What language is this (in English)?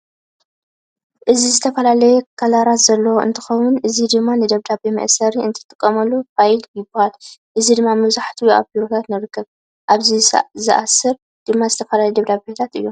Tigrinya